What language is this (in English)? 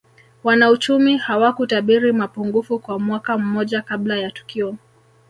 Swahili